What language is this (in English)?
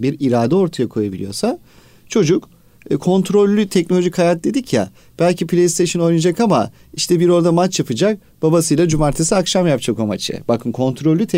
Turkish